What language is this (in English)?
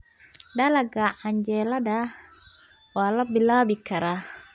Somali